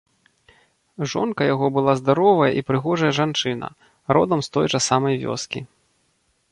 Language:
Belarusian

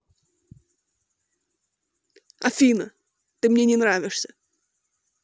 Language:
Russian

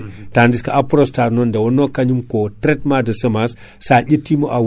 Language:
Fula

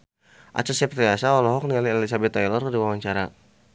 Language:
Sundanese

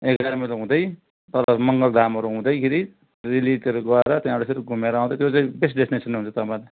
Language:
Nepali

